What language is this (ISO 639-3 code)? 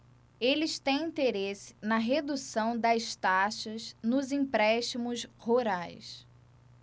por